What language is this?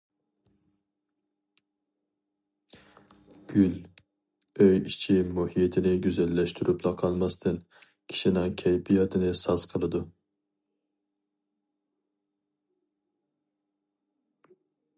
Uyghur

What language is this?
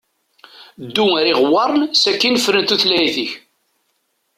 Kabyle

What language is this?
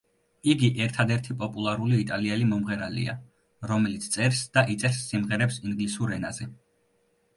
Georgian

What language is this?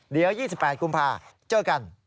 Thai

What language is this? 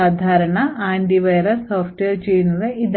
Malayalam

